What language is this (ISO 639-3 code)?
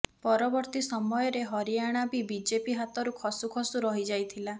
ori